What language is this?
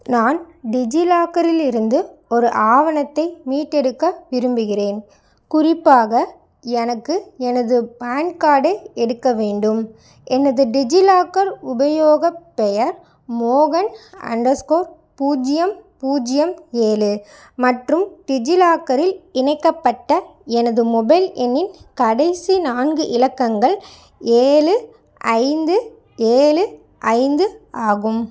Tamil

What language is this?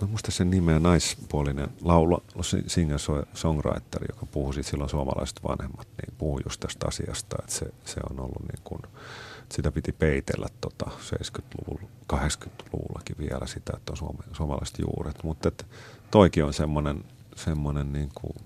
Finnish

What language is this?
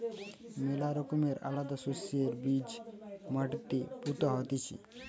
Bangla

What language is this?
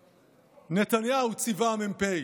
Hebrew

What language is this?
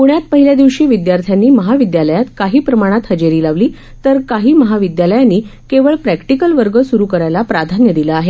Marathi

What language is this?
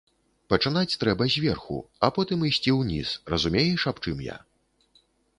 Belarusian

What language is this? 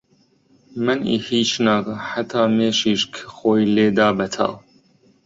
Central Kurdish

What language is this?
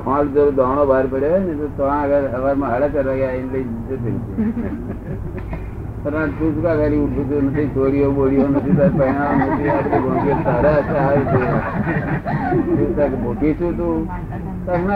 Gujarati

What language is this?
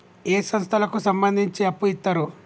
Telugu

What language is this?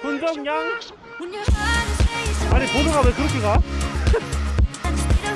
Korean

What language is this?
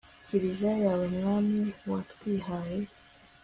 Kinyarwanda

